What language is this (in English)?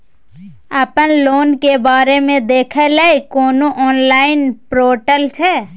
Maithili